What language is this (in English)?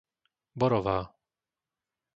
Slovak